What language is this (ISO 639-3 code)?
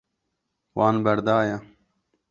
kur